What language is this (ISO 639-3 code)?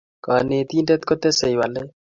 kln